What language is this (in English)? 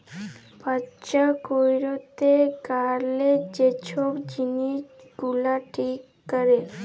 Bangla